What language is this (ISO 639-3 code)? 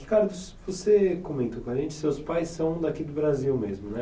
por